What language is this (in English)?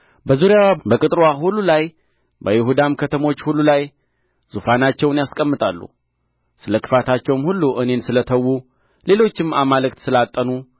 Amharic